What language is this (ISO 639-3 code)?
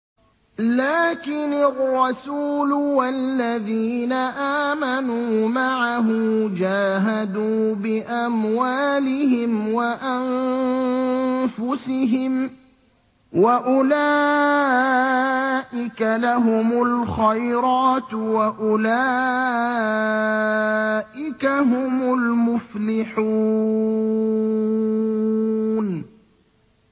ara